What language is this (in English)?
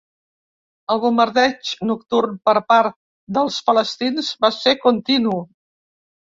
Catalan